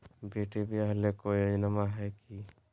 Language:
Magahi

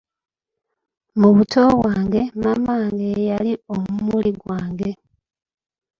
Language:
Ganda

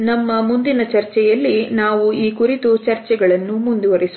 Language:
Kannada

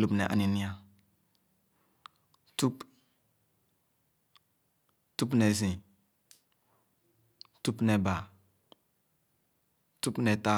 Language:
Khana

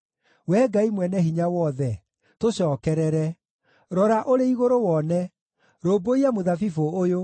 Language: Kikuyu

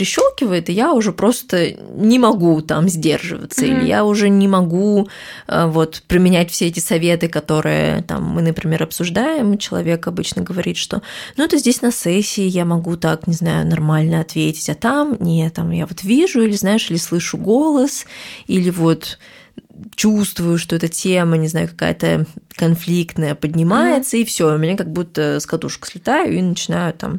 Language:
Russian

